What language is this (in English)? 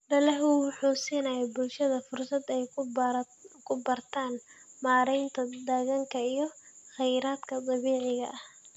Somali